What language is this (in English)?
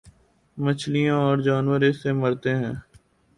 Urdu